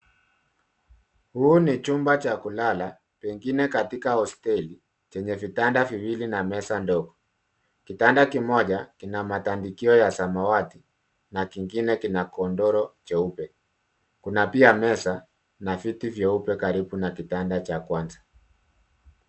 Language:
Swahili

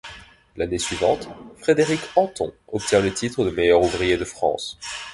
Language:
French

